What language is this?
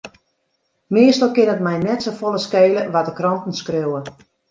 Western Frisian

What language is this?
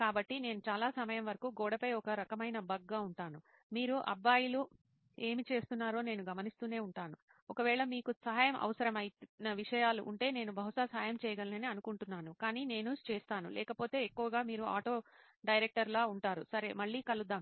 Telugu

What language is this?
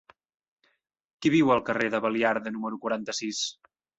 Catalan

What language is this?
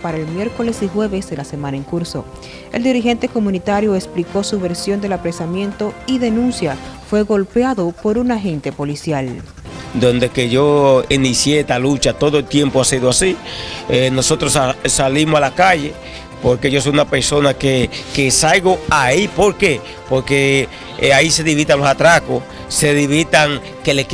Spanish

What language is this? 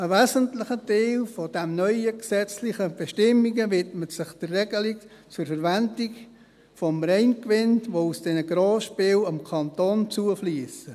Swiss German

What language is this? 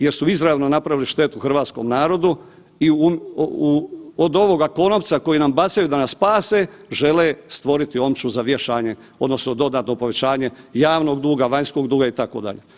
Croatian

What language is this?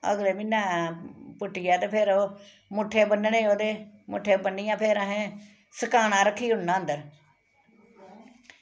Dogri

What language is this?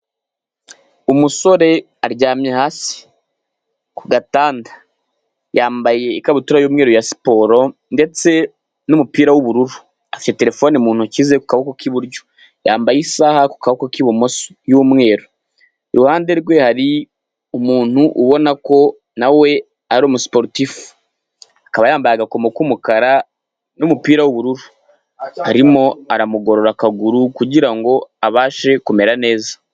Kinyarwanda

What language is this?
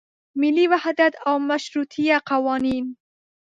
Pashto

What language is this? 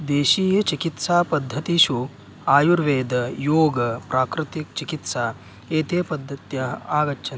Sanskrit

